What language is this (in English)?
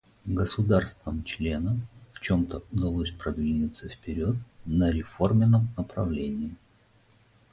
Russian